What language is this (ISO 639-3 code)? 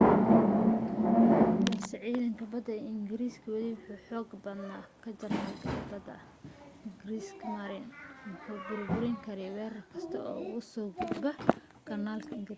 som